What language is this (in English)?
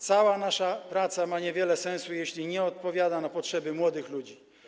Polish